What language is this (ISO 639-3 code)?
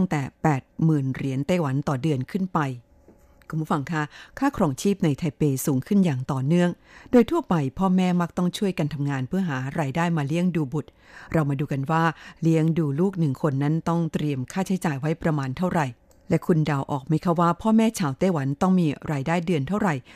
tha